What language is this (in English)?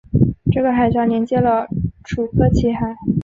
Chinese